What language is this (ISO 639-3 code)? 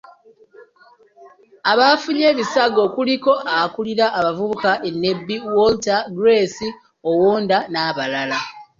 lug